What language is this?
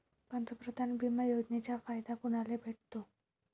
Marathi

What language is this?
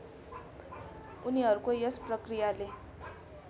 Nepali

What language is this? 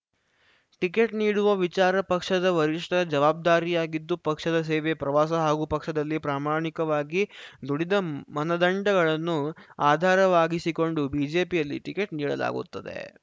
Kannada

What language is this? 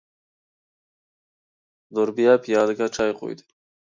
Uyghur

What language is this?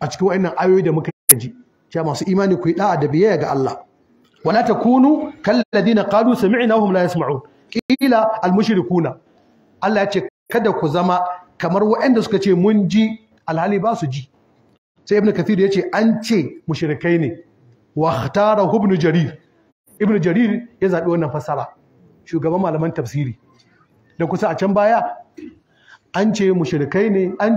Arabic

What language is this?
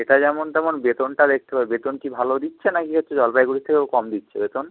Bangla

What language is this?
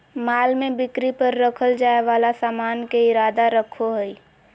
Magahi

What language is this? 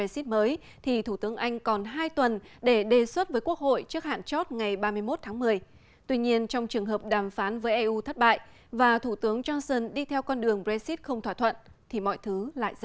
Vietnamese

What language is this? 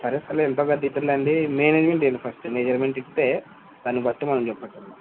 Telugu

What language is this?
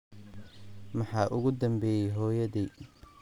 Somali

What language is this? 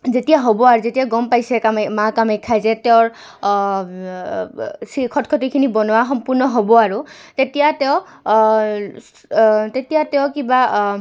Assamese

